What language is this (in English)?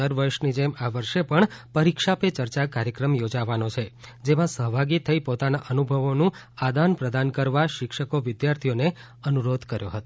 Gujarati